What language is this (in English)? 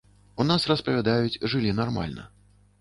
Belarusian